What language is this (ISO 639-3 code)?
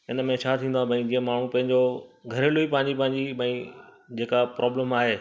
snd